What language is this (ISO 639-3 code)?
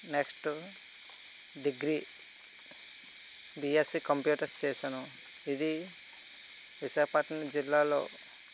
tel